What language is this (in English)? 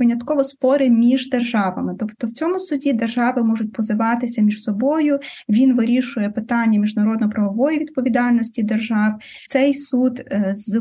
Ukrainian